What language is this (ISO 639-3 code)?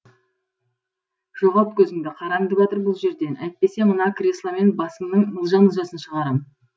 kaz